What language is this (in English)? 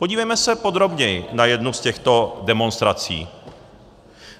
Czech